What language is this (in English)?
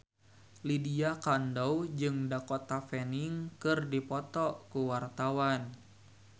Sundanese